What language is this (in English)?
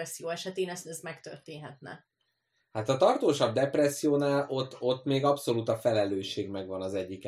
Hungarian